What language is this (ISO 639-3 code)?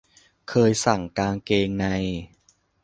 tha